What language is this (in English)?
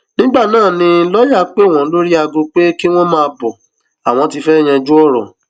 Yoruba